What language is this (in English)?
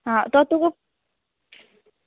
Konkani